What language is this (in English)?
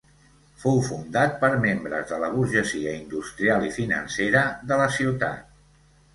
Catalan